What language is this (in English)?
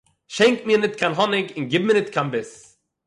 Yiddish